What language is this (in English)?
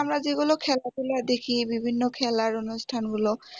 Bangla